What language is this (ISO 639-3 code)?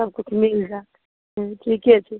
mai